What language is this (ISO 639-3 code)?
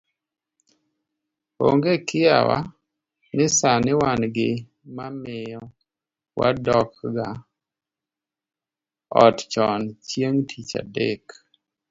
luo